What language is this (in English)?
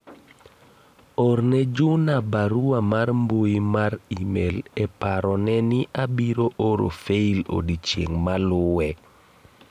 Luo (Kenya and Tanzania)